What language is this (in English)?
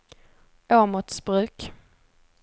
Swedish